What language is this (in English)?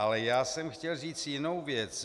Czech